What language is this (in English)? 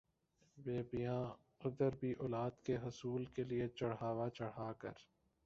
Urdu